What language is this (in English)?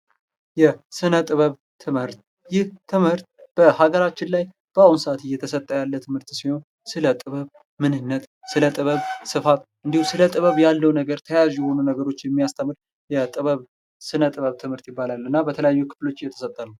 Amharic